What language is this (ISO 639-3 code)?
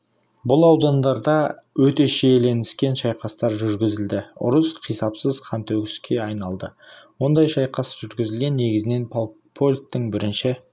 kaz